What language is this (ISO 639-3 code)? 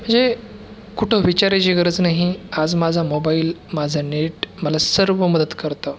mar